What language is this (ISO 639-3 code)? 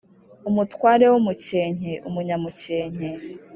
kin